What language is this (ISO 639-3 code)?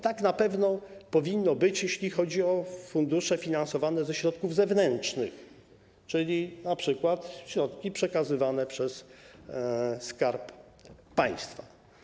pol